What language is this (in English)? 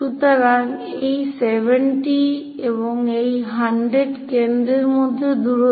Bangla